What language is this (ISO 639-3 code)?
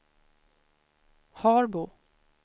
swe